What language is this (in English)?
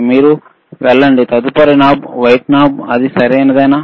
Telugu